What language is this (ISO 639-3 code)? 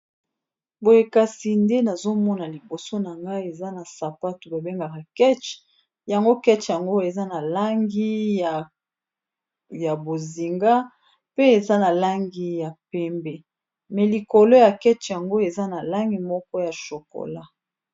lin